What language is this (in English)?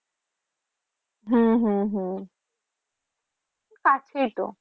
Bangla